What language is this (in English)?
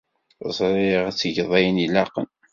Kabyle